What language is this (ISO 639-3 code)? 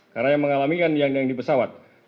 ind